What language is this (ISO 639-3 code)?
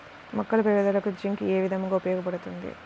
tel